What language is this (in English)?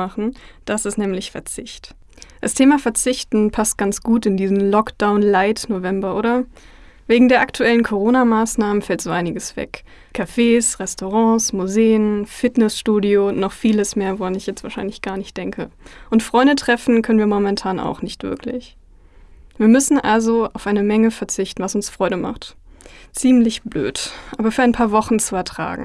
German